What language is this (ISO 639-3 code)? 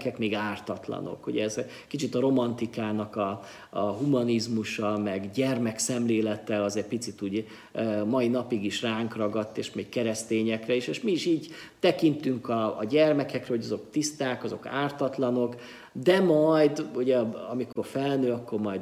hun